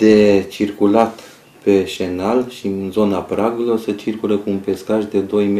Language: Romanian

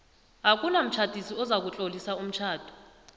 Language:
South Ndebele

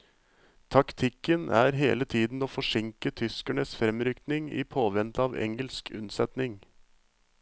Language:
Norwegian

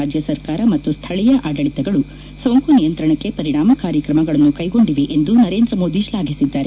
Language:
Kannada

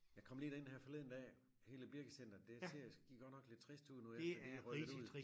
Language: Danish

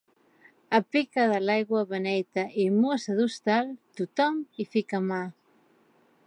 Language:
Catalan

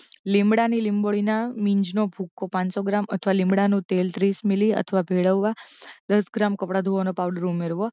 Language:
Gujarati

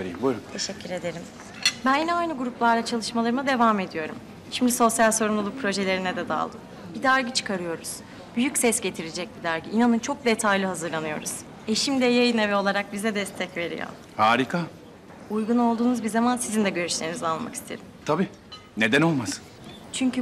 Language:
Turkish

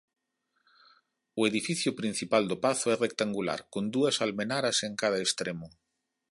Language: Galician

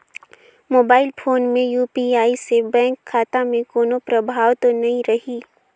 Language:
Chhattisgarhi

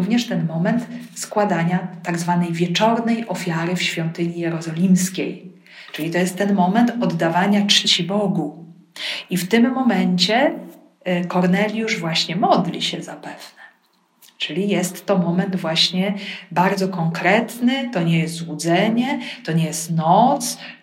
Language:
Polish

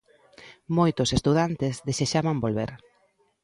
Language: Galician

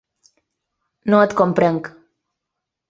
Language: Catalan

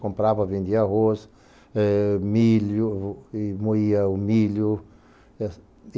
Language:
Portuguese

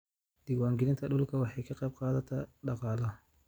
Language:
Somali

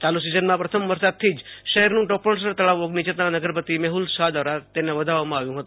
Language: Gujarati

